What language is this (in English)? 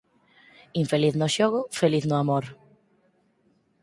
Galician